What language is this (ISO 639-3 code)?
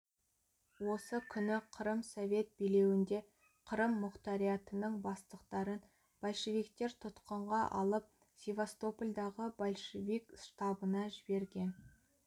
kaz